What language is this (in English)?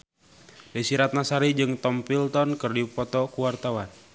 Sundanese